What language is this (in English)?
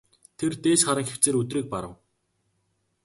Mongolian